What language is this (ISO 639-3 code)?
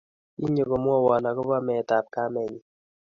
kln